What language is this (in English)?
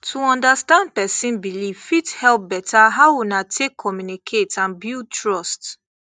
Nigerian Pidgin